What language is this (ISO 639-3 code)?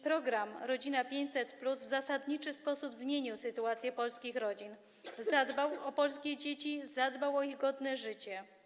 pol